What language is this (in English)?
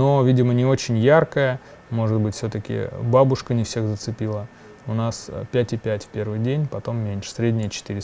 Russian